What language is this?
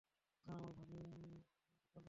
Bangla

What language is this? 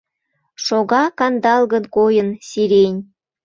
Mari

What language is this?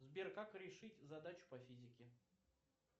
Russian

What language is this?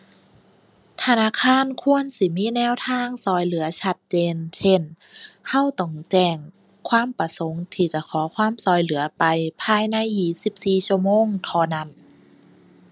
Thai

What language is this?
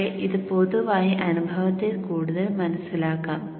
Malayalam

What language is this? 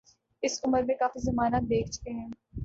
Urdu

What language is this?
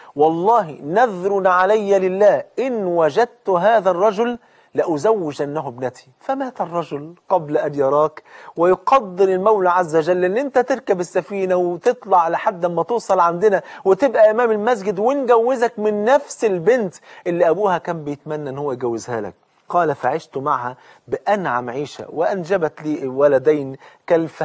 Arabic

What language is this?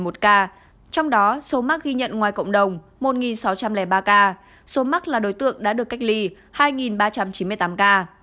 Vietnamese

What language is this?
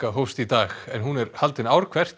Icelandic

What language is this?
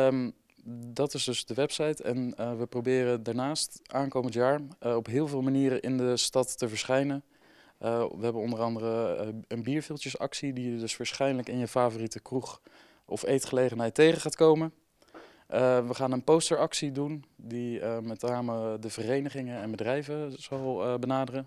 Dutch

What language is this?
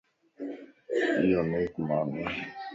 Lasi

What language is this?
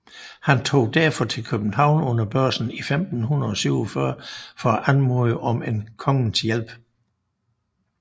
Danish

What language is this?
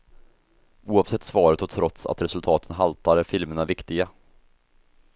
Swedish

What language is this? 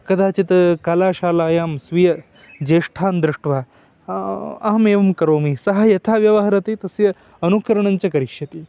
Sanskrit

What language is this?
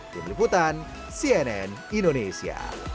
Indonesian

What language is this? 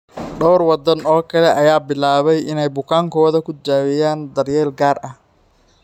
Somali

